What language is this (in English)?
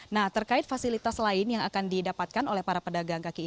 Indonesian